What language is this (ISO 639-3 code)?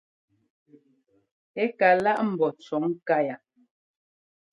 jgo